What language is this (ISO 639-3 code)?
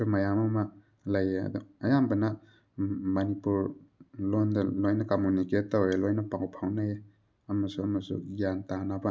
mni